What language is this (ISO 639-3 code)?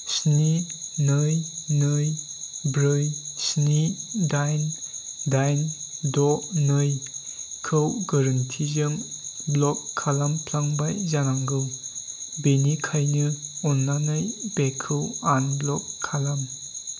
brx